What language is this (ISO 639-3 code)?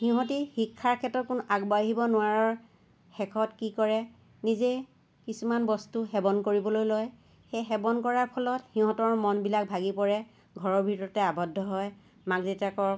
asm